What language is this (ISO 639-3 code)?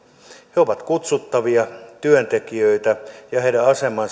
fin